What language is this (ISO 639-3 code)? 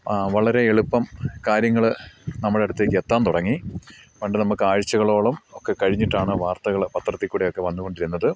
mal